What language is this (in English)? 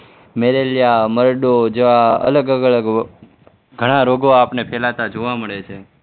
Gujarati